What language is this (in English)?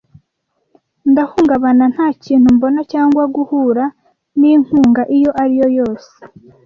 Kinyarwanda